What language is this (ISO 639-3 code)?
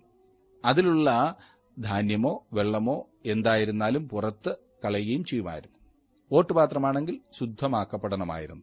mal